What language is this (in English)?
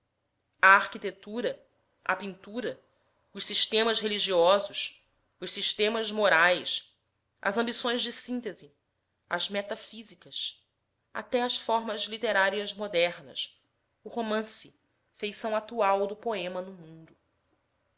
Portuguese